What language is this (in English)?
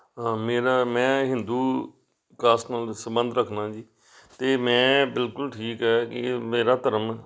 Punjabi